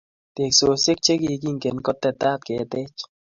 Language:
Kalenjin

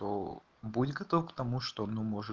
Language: Russian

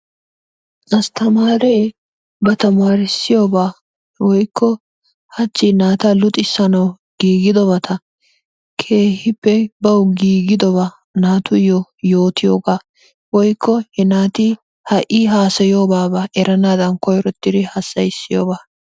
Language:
Wolaytta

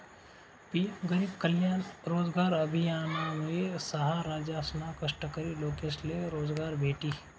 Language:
Marathi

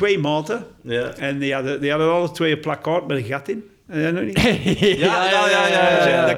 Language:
Dutch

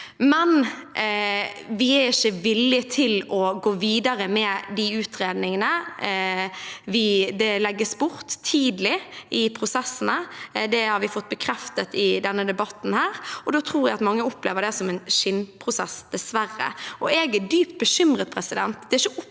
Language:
Norwegian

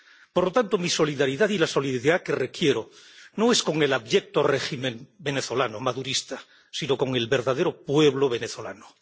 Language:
Spanish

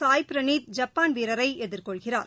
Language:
Tamil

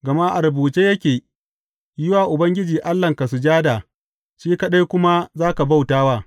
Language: Hausa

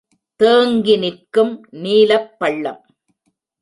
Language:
Tamil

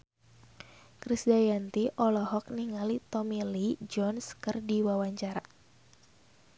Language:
Sundanese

